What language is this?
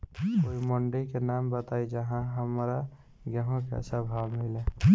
Bhojpuri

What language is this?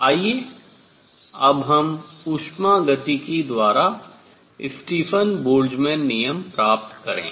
Hindi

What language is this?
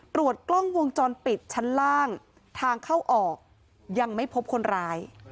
Thai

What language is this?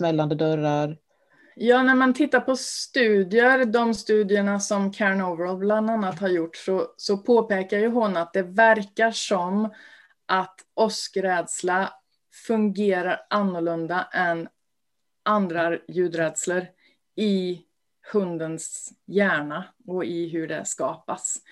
Swedish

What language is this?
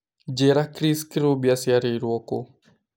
Kikuyu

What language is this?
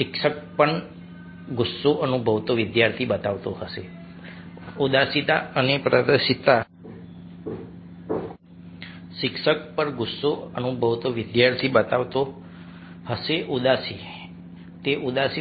Gujarati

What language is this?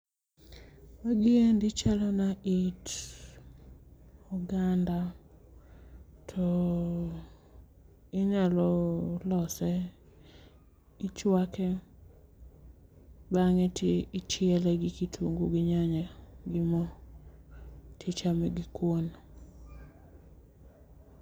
Luo (Kenya and Tanzania)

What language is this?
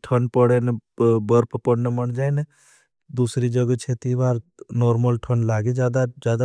Bhili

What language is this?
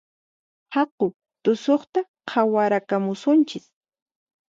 Puno Quechua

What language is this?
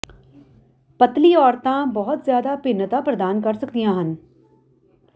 Punjabi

